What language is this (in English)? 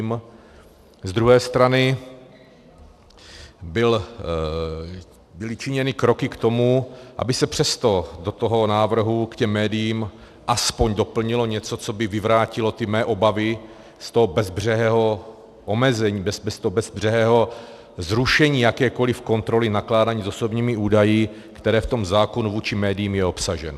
Czech